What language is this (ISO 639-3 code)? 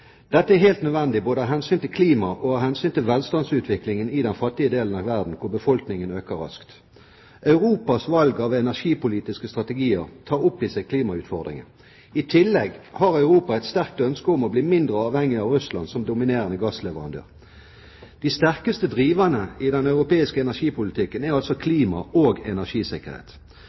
nob